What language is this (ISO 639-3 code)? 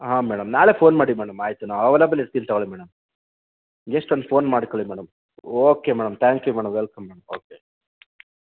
kan